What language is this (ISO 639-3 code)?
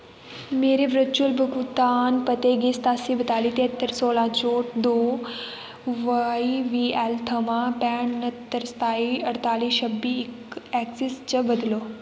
doi